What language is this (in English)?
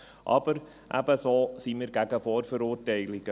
Swiss German